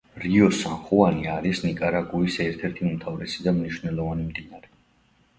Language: Georgian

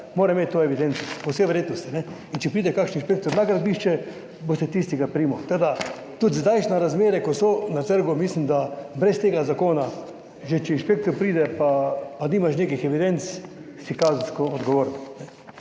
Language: Slovenian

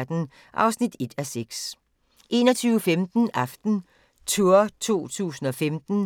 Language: Danish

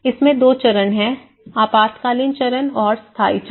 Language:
Hindi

